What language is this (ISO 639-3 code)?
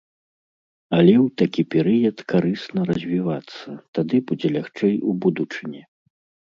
bel